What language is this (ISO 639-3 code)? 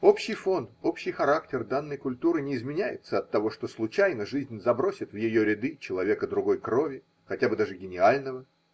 rus